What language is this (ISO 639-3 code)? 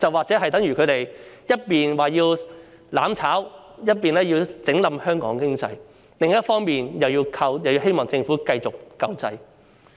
yue